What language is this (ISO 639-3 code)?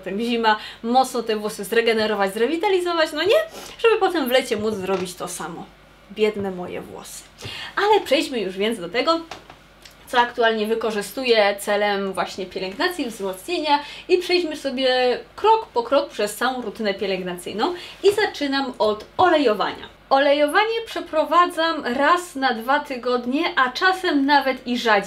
pol